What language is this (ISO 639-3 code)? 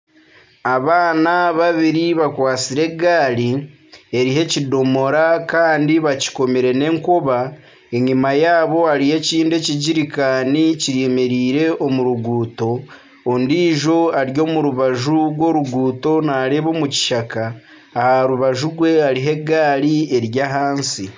nyn